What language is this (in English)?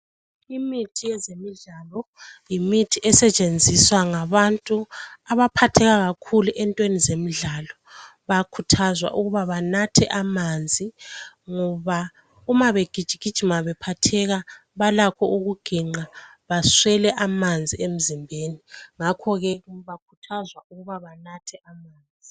North Ndebele